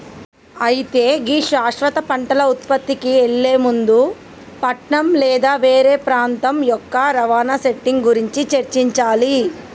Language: Telugu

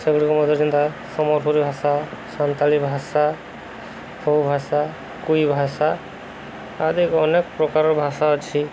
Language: Odia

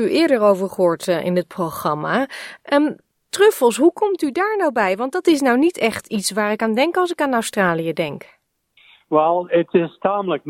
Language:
Dutch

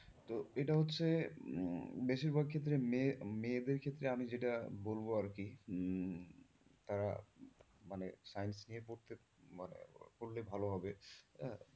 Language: Bangla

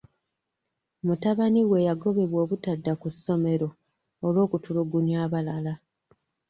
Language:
Ganda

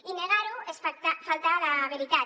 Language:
Catalan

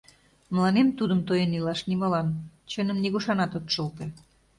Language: Mari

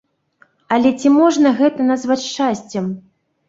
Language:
Belarusian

